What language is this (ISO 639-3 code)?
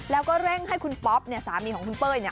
tha